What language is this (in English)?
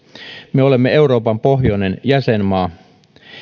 Finnish